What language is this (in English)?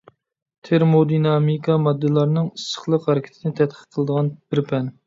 Uyghur